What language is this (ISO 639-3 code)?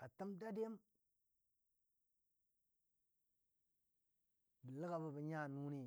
dbd